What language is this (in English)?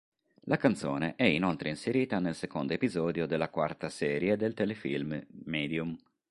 Italian